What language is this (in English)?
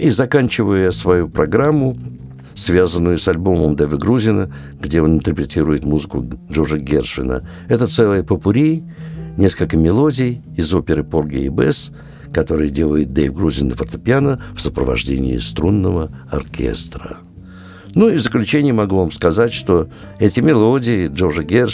Russian